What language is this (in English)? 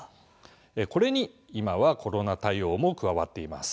Japanese